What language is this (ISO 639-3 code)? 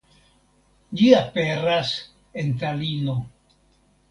epo